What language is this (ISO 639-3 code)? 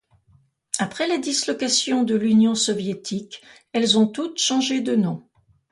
fra